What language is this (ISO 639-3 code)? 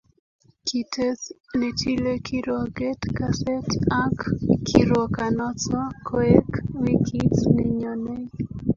kln